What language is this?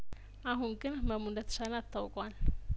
Amharic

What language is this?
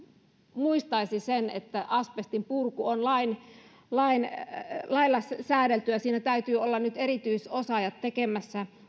Finnish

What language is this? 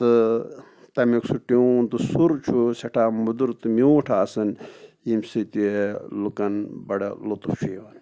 Kashmiri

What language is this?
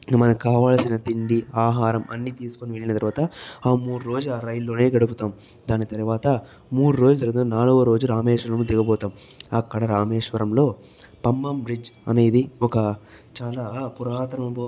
Telugu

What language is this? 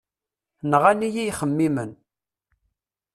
Kabyle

